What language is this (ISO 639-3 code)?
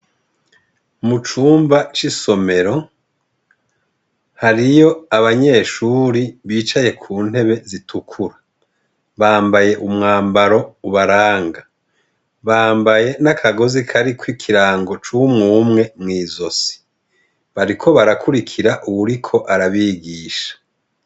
run